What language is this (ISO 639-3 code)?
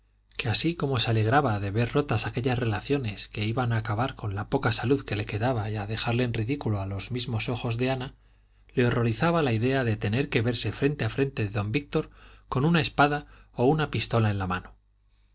spa